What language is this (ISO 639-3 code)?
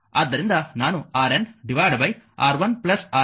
kan